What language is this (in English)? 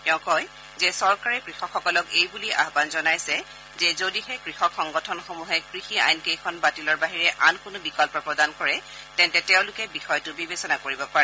Assamese